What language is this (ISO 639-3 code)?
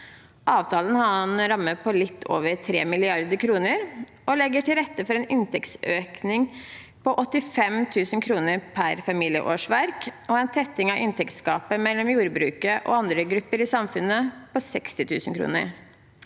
nor